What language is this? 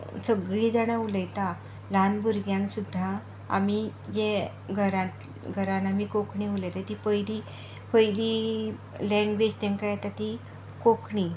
Konkani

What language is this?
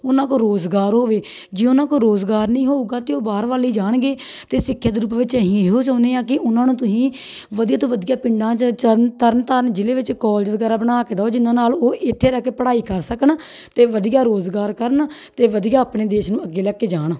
Punjabi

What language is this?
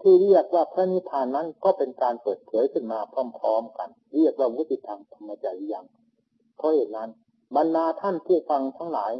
Thai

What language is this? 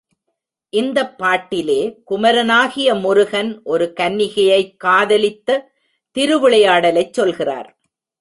Tamil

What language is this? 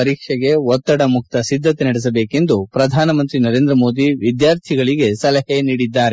Kannada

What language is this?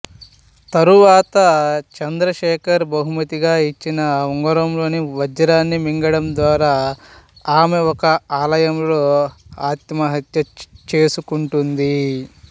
Telugu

